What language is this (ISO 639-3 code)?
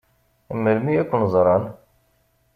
kab